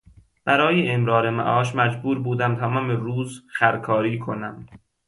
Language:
Persian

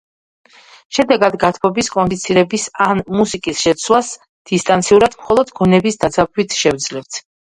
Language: Georgian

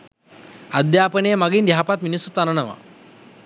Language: Sinhala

